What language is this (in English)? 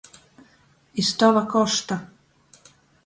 Latgalian